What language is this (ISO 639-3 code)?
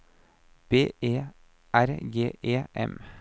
nor